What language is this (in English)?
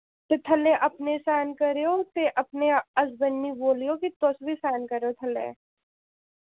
Dogri